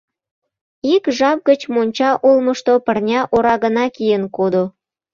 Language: Mari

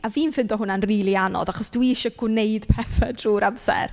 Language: Welsh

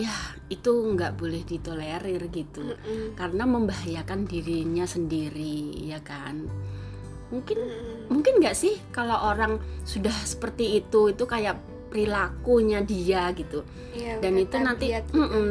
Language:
Indonesian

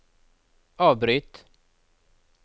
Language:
Norwegian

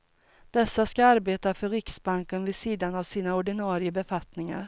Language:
Swedish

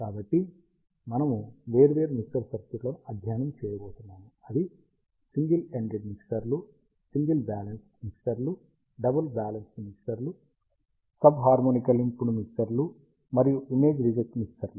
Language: Telugu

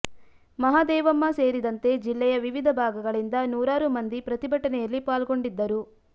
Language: Kannada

